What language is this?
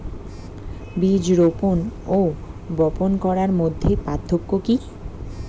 Bangla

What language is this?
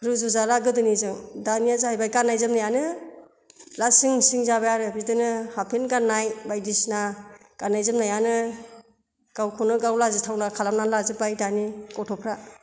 Bodo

